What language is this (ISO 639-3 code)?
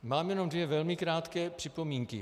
ces